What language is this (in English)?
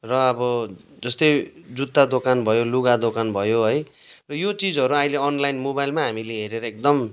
Nepali